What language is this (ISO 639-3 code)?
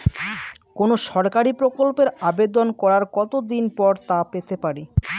ben